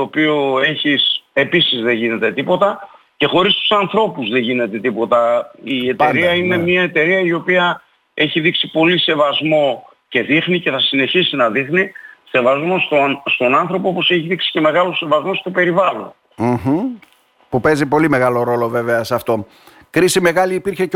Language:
Greek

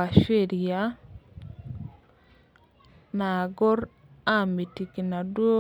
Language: Masai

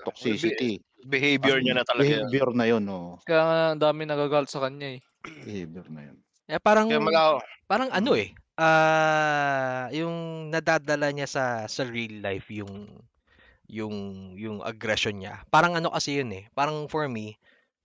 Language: Filipino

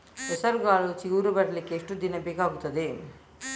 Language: Kannada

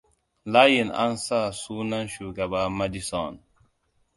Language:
Hausa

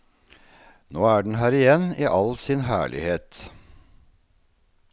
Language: Norwegian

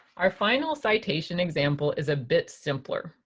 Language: English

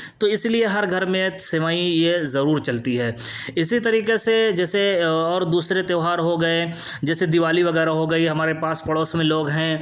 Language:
Urdu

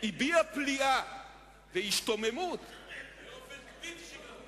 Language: Hebrew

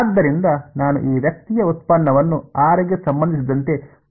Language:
Kannada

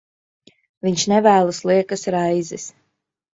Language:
Latvian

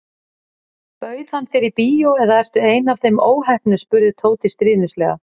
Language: Icelandic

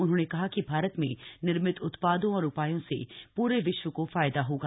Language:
Hindi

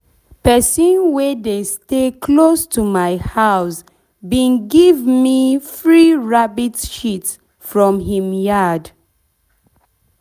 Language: Nigerian Pidgin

